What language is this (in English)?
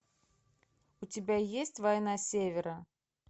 Russian